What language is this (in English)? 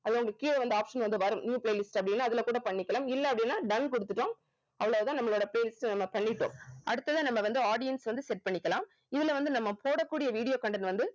Tamil